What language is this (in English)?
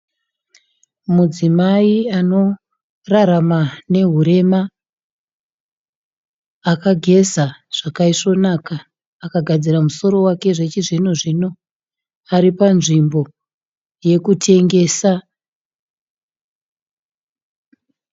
Shona